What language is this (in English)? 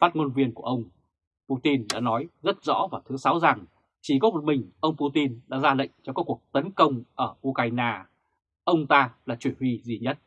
Vietnamese